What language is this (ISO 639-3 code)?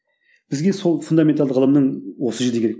kaz